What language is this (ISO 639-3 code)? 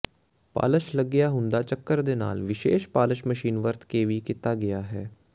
pan